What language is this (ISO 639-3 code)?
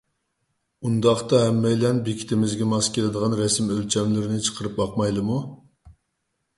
uig